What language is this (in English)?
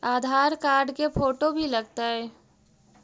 Magahi